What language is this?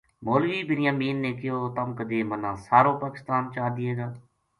Gujari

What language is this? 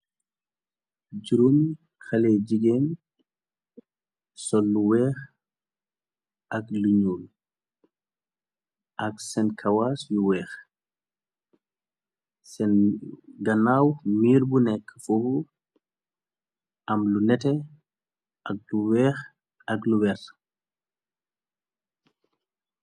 Wolof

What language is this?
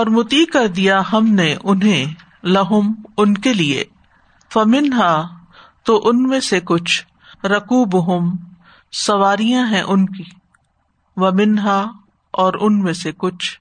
Urdu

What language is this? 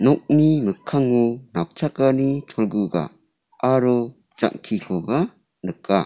Garo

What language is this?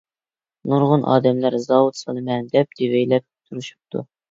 Uyghur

